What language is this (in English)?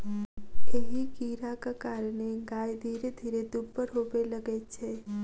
Maithili